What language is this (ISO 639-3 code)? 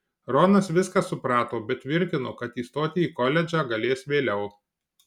lit